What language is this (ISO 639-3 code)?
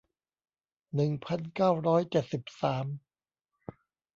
tha